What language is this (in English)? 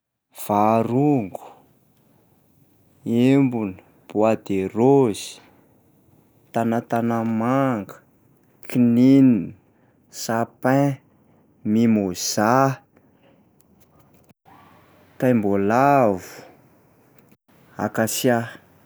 Malagasy